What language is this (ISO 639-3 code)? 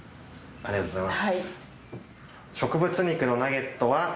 jpn